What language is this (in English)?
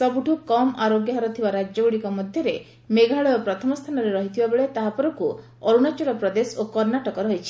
Odia